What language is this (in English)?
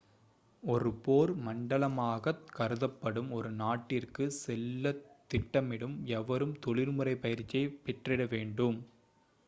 Tamil